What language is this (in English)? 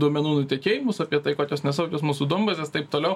Lithuanian